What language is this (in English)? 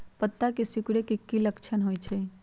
Magahi